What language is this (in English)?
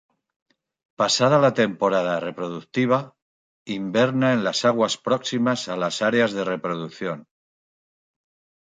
Spanish